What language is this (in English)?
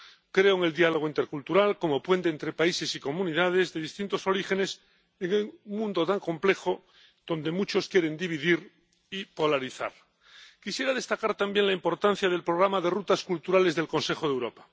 Spanish